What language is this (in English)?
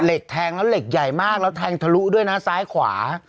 Thai